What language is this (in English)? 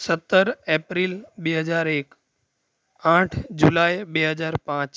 Gujarati